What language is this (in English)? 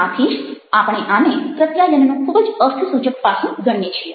Gujarati